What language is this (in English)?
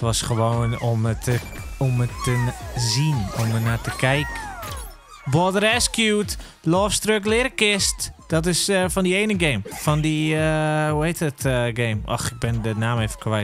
Dutch